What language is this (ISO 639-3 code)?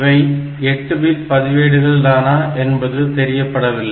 tam